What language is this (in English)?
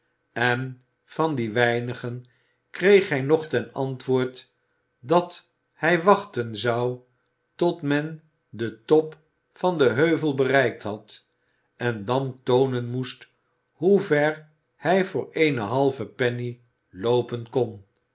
Dutch